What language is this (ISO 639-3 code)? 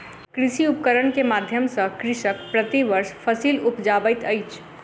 mai